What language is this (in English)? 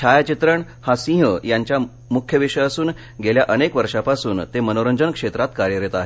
Marathi